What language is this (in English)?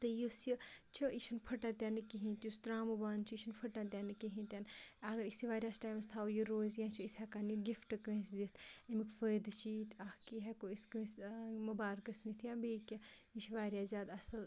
Kashmiri